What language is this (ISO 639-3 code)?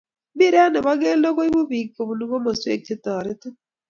kln